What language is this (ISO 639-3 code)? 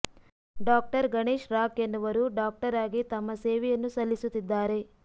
kan